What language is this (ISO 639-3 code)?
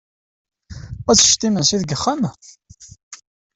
kab